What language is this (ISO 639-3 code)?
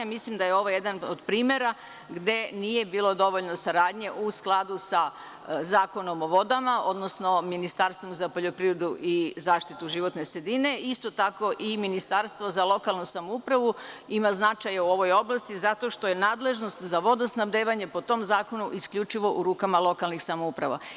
srp